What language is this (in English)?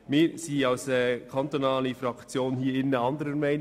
Swiss German